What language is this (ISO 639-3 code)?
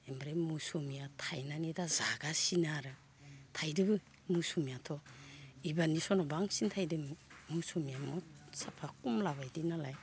brx